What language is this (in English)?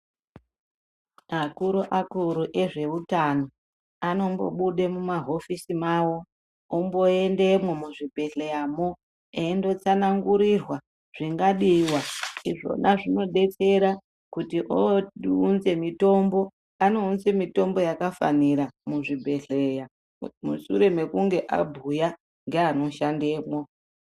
Ndau